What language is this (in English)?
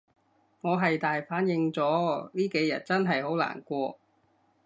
Cantonese